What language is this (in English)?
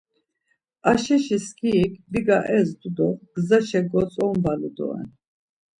Laz